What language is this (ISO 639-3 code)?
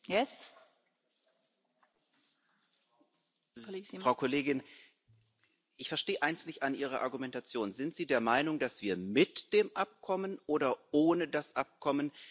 deu